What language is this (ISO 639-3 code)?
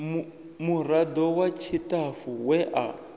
ven